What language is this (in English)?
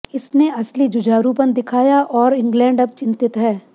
Hindi